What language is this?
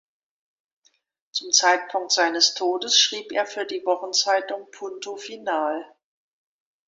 German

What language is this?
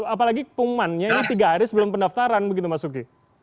Indonesian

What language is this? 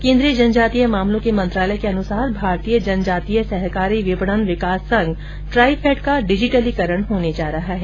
Hindi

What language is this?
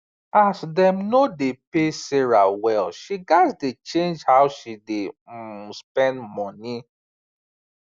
Nigerian Pidgin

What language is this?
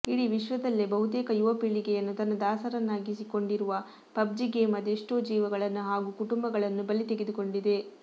Kannada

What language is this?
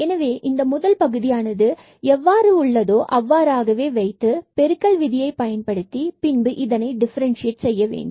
Tamil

